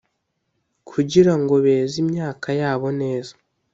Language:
Kinyarwanda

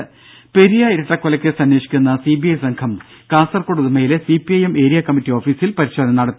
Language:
Malayalam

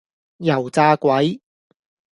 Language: Cantonese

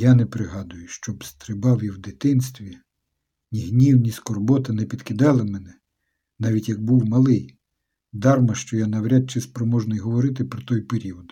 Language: Ukrainian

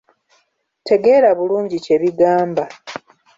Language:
Ganda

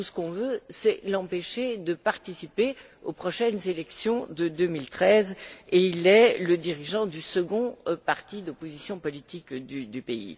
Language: French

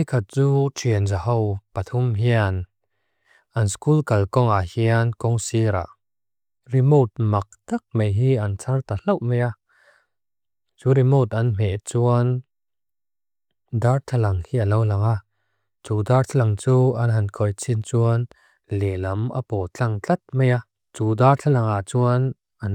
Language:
Mizo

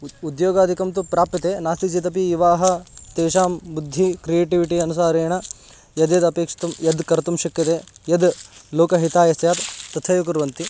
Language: Sanskrit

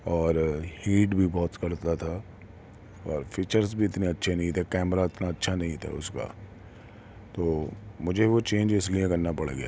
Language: Urdu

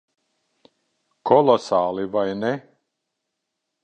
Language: Latvian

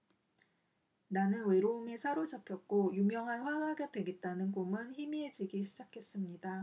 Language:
Korean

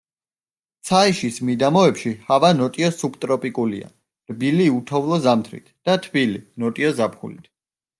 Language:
Georgian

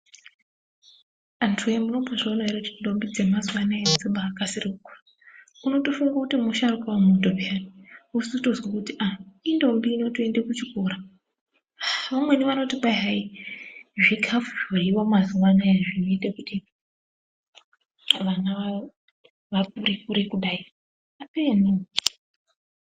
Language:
Ndau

